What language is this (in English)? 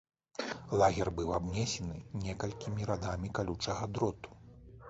Belarusian